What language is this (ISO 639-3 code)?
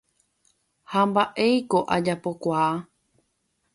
grn